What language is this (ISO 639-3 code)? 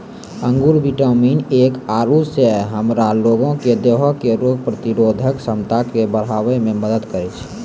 mai